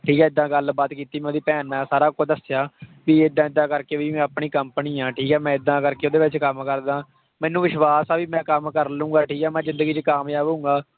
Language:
Punjabi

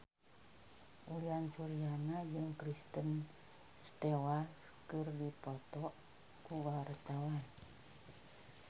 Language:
Sundanese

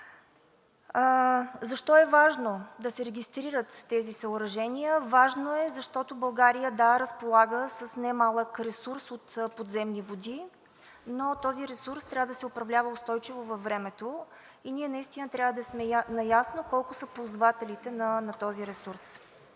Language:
Bulgarian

